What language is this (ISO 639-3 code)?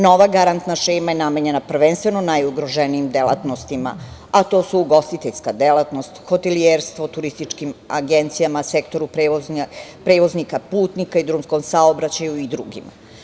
srp